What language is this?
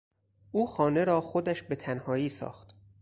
Persian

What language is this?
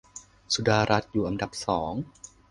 Thai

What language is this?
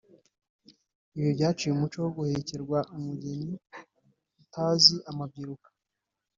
Kinyarwanda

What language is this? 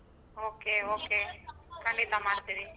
Kannada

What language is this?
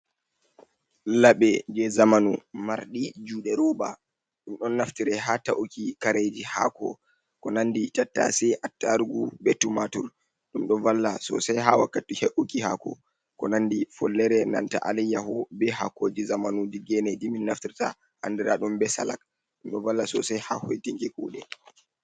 Fula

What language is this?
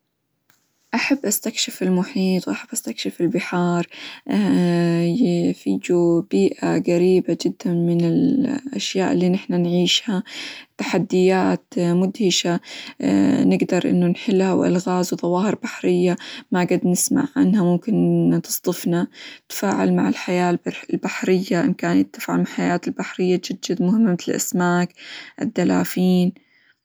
Hijazi Arabic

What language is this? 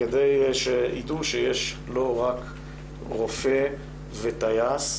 Hebrew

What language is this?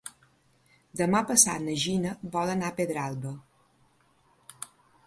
Catalan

